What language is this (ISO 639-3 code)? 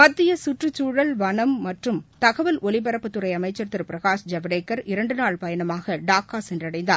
tam